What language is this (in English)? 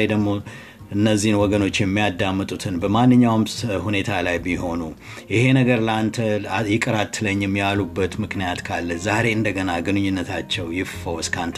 Amharic